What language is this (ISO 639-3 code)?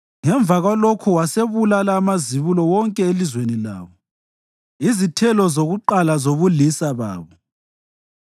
nde